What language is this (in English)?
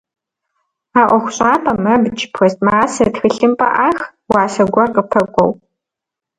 Kabardian